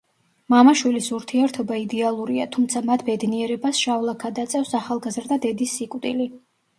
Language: Georgian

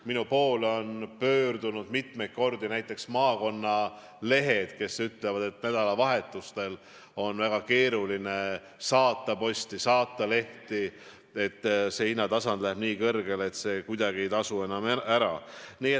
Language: Estonian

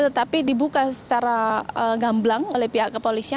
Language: Indonesian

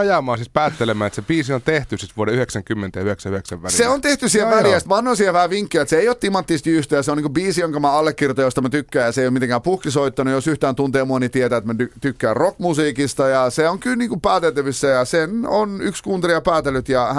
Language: Finnish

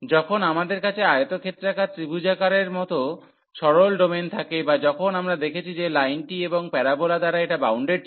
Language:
Bangla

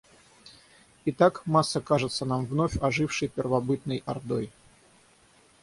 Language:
Russian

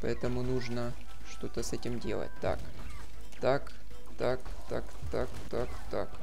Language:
Russian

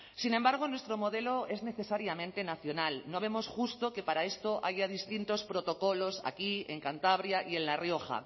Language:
Spanish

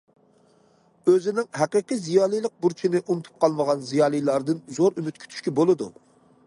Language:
Uyghur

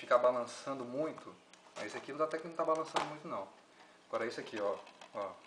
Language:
Portuguese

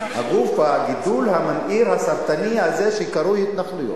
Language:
Hebrew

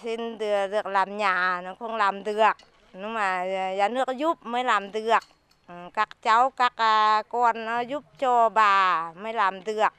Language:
Vietnamese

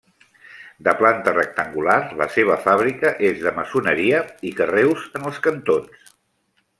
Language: Catalan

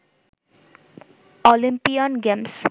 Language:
Bangla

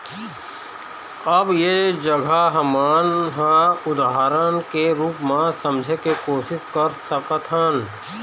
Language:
Chhattisgarhi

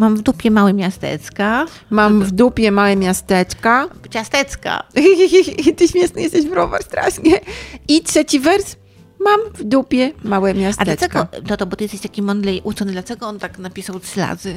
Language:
Polish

